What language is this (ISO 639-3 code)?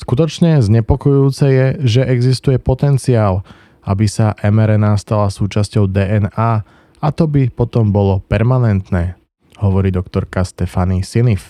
slk